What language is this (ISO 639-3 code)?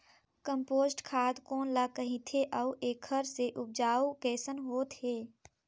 hne